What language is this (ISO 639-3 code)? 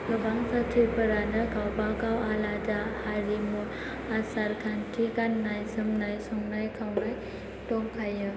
brx